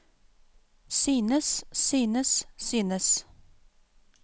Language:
Norwegian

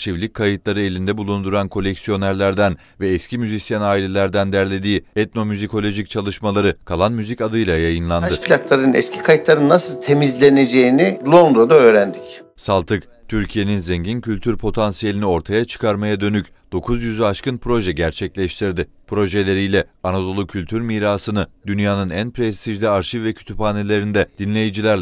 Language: Turkish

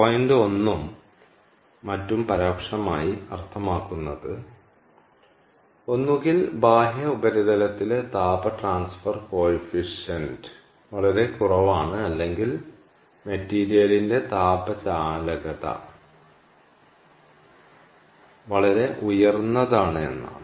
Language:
Malayalam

